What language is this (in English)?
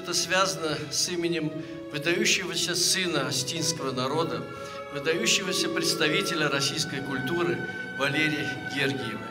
Russian